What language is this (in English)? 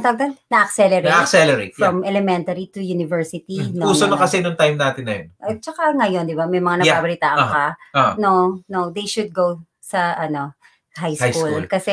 Filipino